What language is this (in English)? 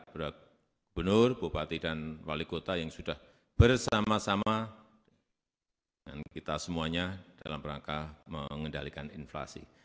Indonesian